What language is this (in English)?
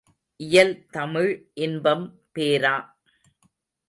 Tamil